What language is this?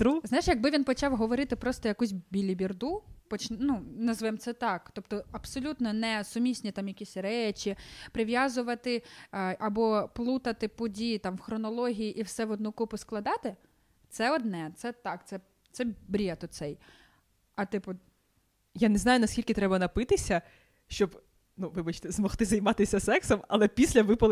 Ukrainian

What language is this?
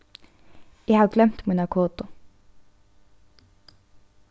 Faroese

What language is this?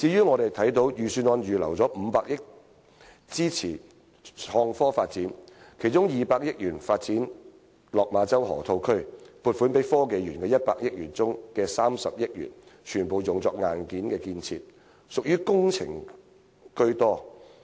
Cantonese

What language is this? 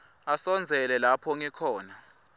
Swati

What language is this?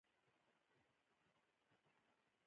Pashto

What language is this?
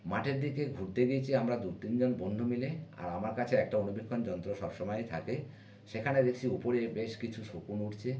Bangla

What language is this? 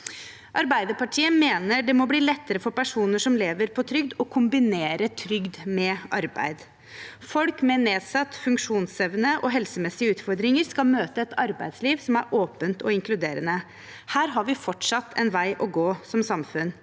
Norwegian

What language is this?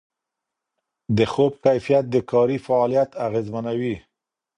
Pashto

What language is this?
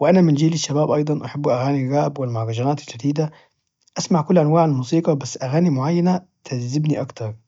Najdi Arabic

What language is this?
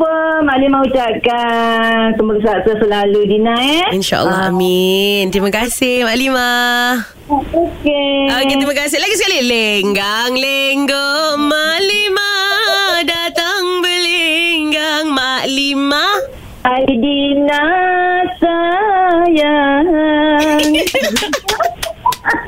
Malay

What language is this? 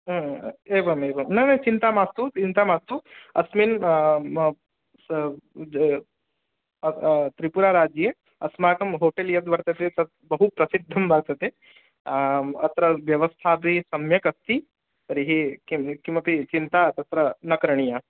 Sanskrit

